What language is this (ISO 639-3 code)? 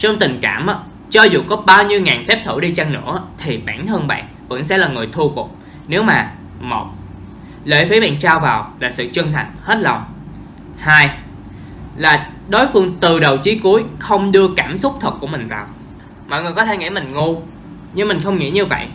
vie